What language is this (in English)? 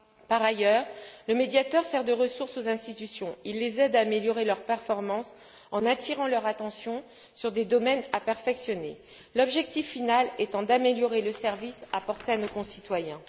French